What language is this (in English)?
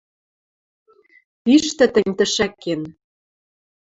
Western Mari